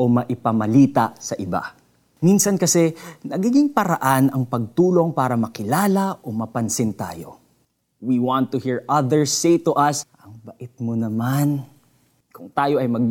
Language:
Filipino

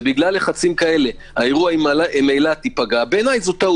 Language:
Hebrew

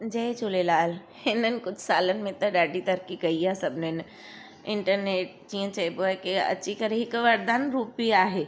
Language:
Sindhi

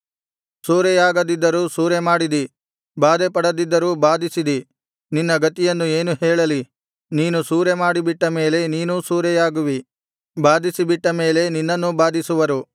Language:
Kannada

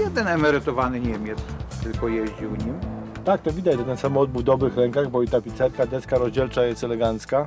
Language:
Polish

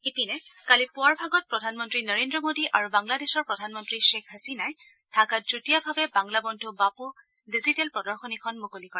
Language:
Assamese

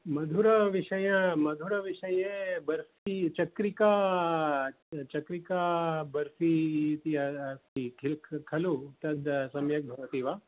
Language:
Sanskrit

